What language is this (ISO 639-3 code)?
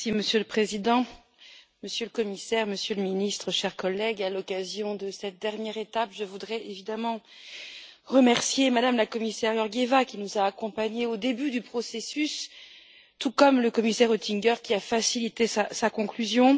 fra